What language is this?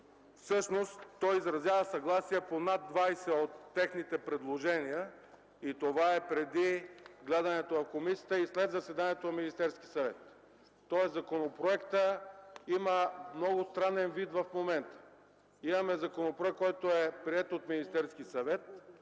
Bulgarian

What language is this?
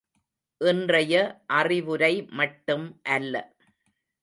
Tamil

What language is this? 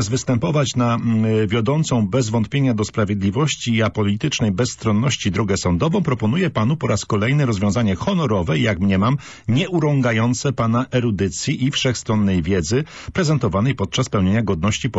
Polish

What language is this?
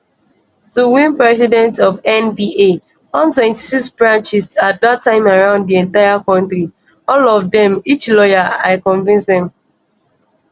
Nigerian Pidgin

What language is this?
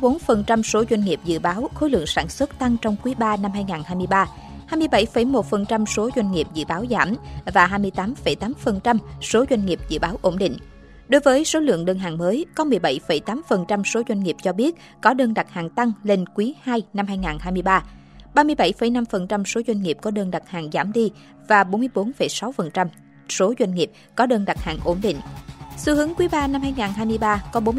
Vietnamese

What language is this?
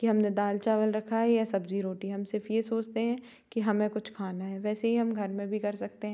Hindi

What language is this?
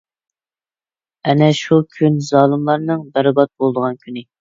Uyghur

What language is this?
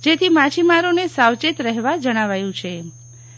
Gujarati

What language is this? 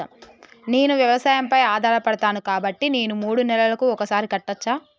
Telugu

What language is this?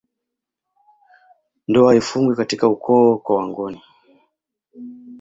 Swahili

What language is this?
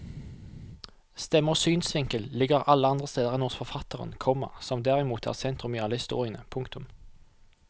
Norwegian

